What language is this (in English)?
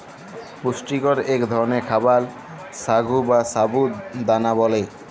Bangla